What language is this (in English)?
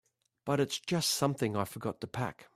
English